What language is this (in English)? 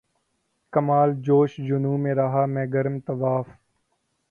Urdu